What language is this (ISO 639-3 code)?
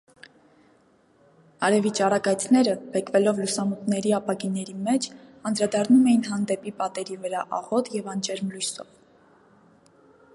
hye